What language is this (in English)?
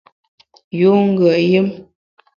Bamun